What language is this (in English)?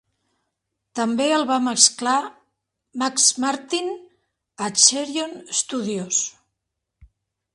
Catalan